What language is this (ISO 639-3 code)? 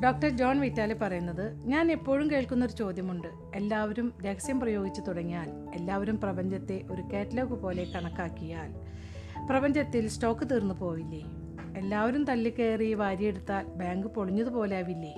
mal